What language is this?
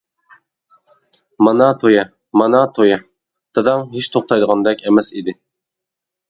Uyghur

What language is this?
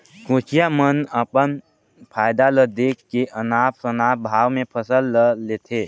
Chhattisgarhi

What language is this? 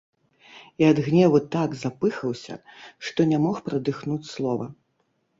Belarusian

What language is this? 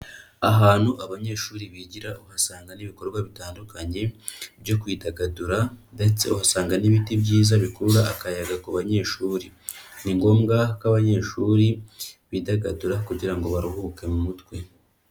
Kinyarwanda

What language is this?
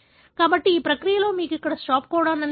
Telugu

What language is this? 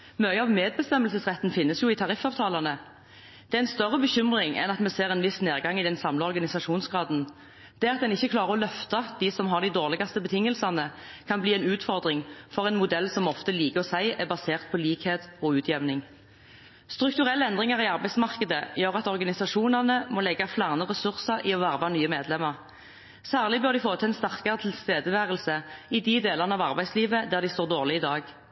Norwegian Bokmål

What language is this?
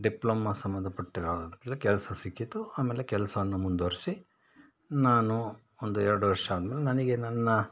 Kannada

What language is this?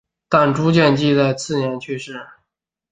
Chinese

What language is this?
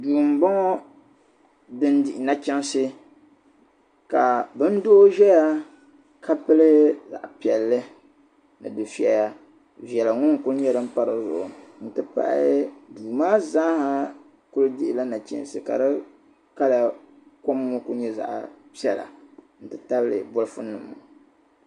Dagbani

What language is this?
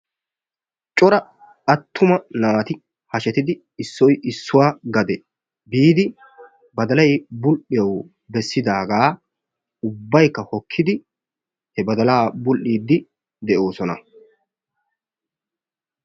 Wolaytta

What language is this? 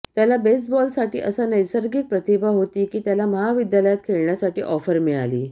Marathi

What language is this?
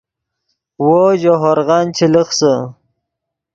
Yidgha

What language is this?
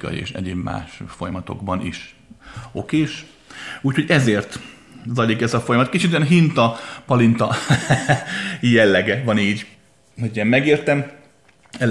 Hungarian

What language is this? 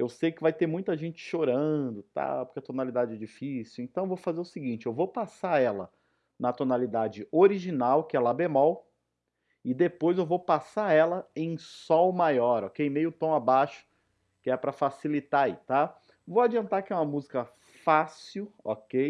Portuguese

